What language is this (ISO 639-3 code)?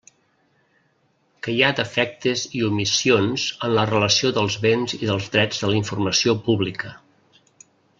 cat